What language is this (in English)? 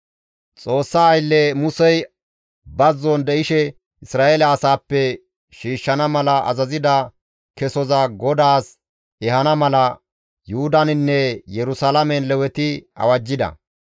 Gamo